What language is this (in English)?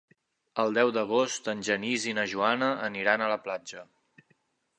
Catalan